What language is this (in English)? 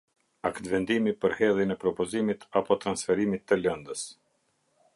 Albanian